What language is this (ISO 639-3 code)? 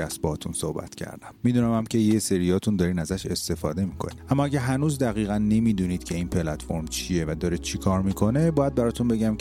fas